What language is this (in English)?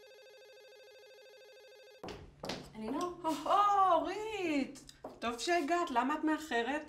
Hebrew